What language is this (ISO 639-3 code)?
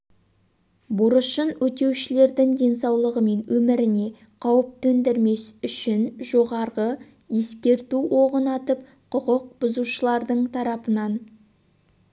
kaz